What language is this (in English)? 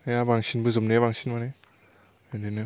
Bodo